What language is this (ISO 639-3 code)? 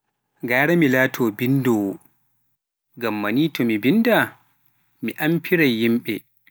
fuf